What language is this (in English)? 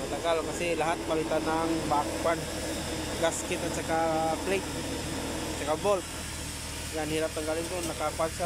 Filipino